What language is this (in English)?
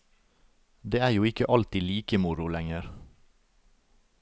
Norwegian